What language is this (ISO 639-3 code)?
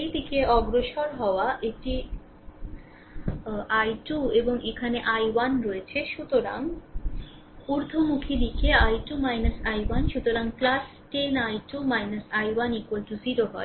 ben